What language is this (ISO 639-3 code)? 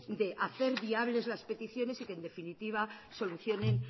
spa